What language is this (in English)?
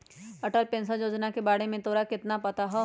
Magahi